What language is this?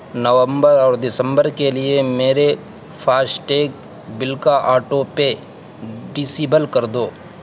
Urdu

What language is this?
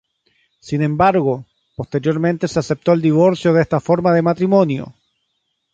Spanish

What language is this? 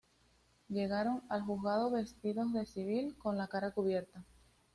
Spanish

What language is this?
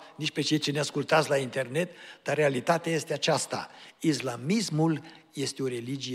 Romanian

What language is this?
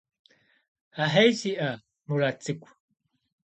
Kabardian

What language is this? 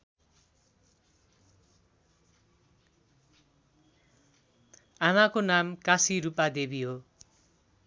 Nepali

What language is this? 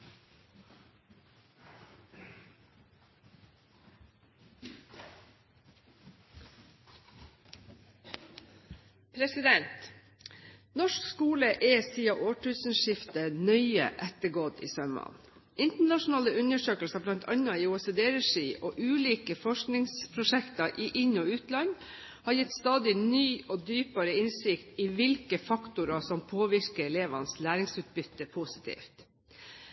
Norwegian Bokmål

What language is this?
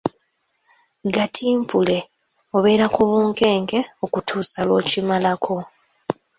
Ganda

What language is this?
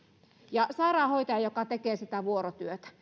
Finnish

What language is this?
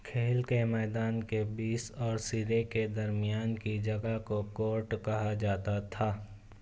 Urdu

